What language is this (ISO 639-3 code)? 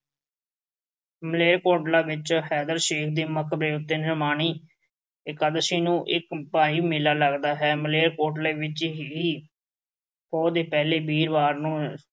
pan